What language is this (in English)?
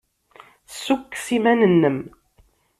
Kabyle